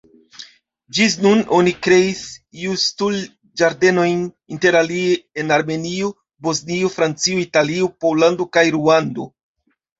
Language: Esperanto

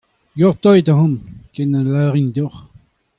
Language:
Breton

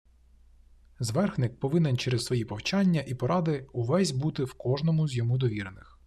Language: Ukrainian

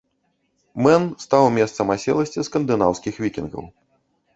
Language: Belarusian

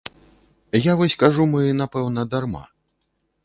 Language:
Belarusian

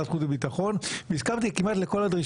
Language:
Hebrew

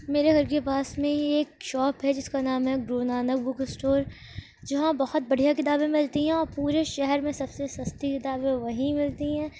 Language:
Urdu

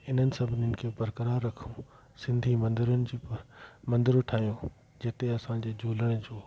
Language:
Sindhi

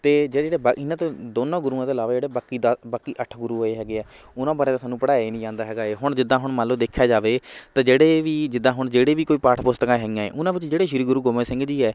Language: Punjabi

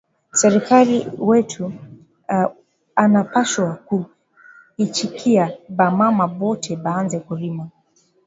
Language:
Swahili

